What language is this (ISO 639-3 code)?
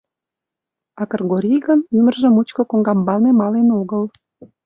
chm